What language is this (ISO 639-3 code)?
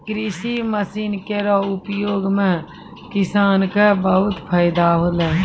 mai